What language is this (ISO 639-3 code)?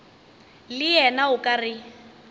nso